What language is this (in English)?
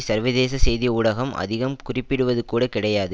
Tamil